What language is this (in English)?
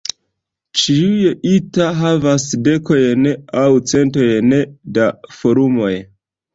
Esperanto